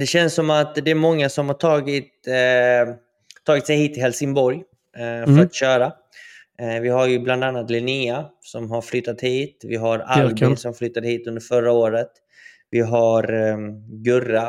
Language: Swedish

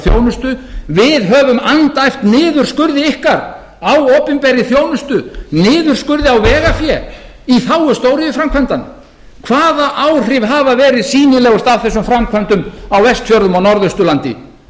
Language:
Icelandic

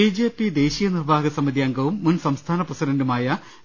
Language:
Malayalam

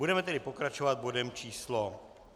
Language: Czech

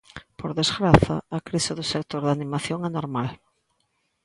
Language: Galician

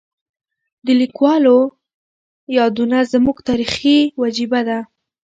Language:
Pashto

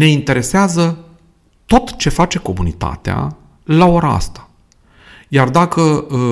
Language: Romanian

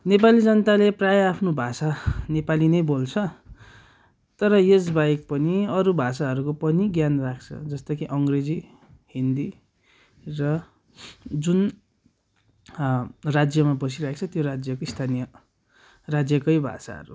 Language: Nepali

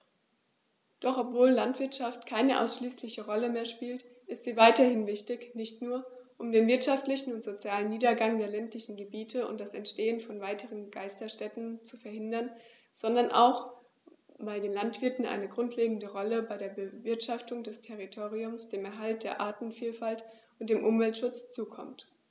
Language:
German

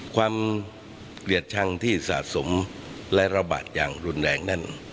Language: Thai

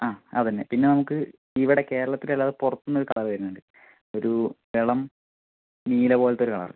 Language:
Malayalam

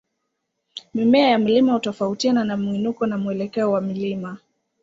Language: Swahili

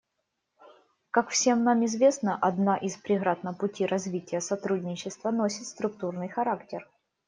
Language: Russian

